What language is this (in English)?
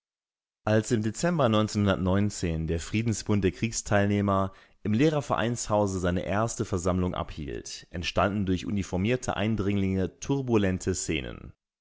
German